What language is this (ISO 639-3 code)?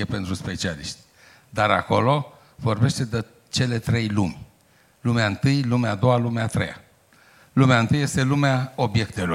ron